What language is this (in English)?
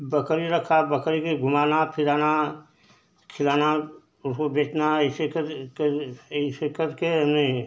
Hindi